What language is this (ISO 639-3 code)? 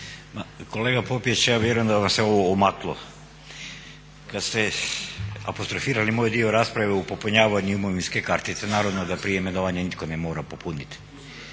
hrv